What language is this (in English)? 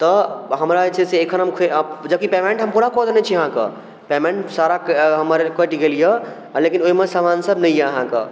Maithili